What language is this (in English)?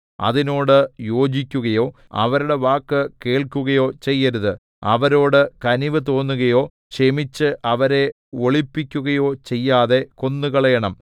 Malayalam